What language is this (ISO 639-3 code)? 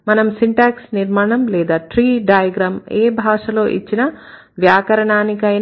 tel